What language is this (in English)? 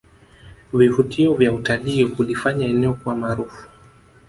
Swahili